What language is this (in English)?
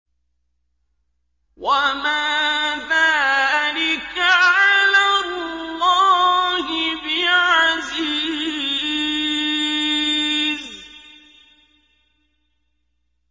Arabic